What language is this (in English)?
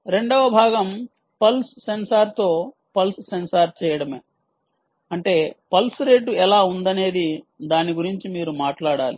Telugu